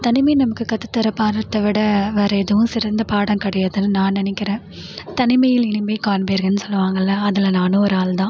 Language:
Tamil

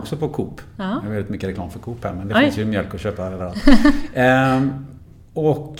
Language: Swedish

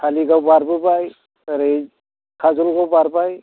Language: Bodo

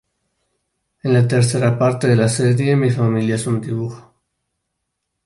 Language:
Spanish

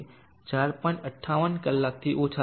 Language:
Gujarati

